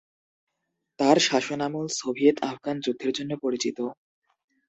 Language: Bangla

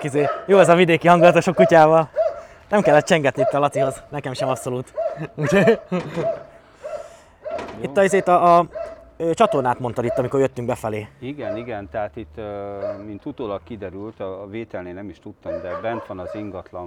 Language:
Hungarian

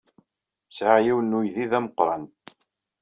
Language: Kabyle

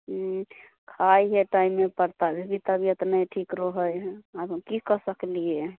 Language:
Maithili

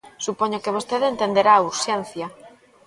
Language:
Galician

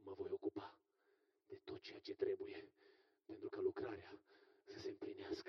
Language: Romanian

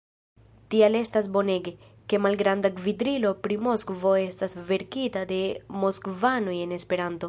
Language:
Esperanto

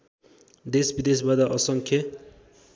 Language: Nepali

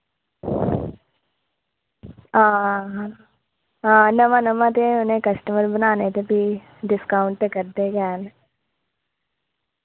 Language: Dogri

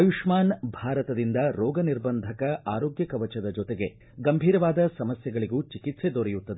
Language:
Kannada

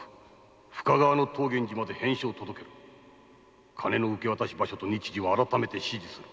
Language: Japanese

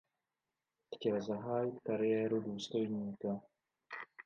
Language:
Czech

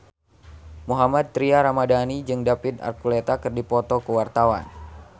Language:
Sundanese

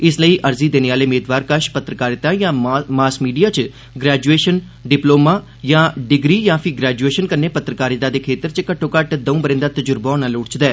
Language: Dogri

